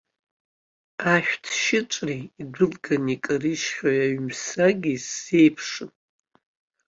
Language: Abkhazian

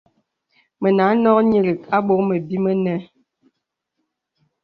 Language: Bebele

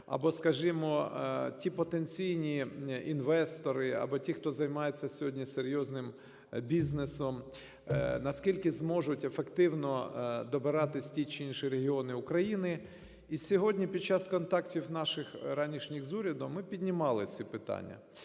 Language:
Ukrainian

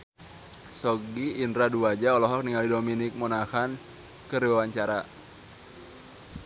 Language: Sundanese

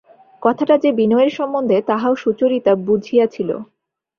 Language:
Bangla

